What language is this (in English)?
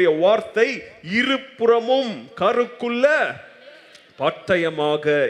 Tamil